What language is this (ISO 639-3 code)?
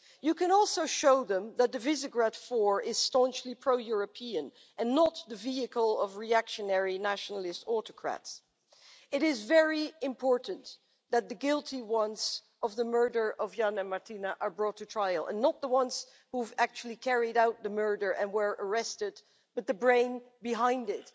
eng